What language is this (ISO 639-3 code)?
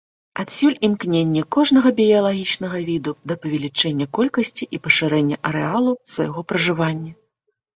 bel